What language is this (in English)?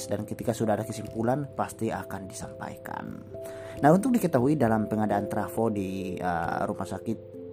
Indonesian